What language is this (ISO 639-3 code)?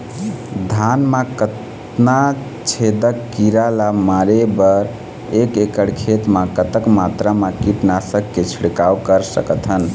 hne